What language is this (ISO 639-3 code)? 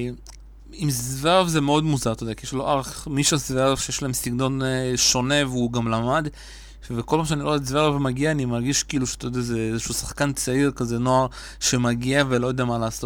heb